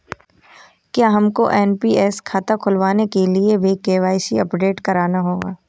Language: Hindi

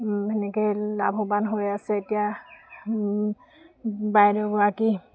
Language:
Assamese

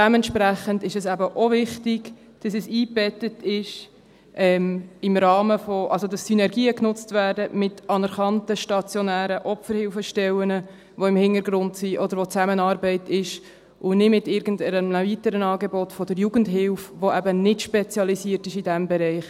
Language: Swiss German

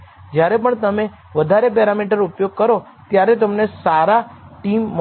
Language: Gujarati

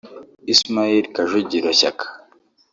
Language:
Kinyarwanda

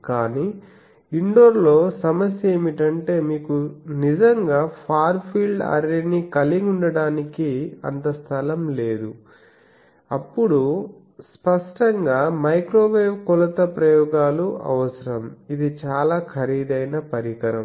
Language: Telugu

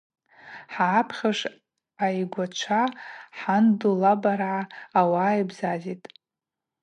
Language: Abaza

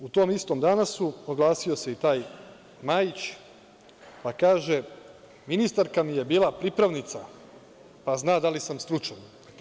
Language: Serbian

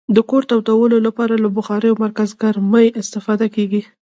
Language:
Pashto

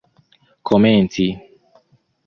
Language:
Esperanto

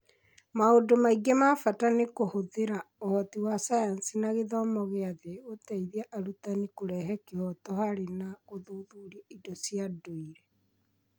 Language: Kikuyu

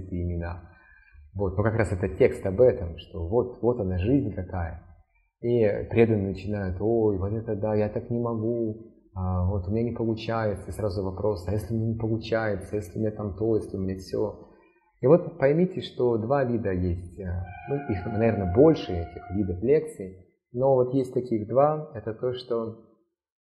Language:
Russian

